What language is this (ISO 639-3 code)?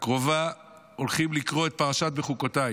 heb